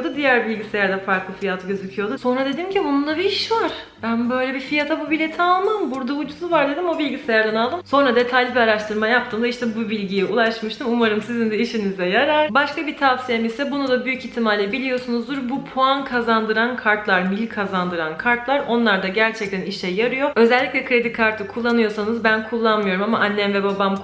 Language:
Turkish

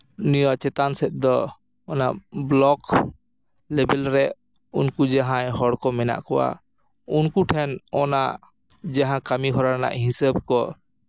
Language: Santali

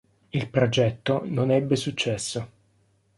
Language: Italian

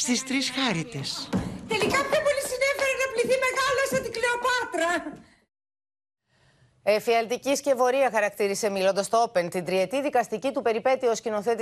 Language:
Greek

